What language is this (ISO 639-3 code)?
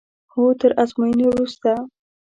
pus